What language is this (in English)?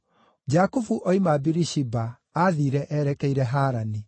Kikuyu